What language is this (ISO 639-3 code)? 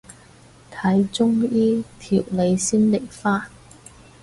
yue